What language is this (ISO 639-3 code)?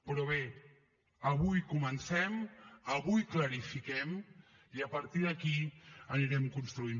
cat